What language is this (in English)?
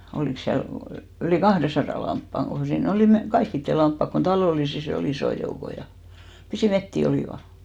Finnish